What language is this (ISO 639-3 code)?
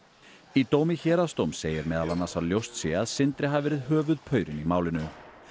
isl